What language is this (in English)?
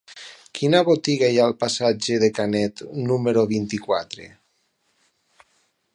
Catalan